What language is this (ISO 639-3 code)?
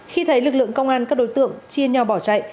vie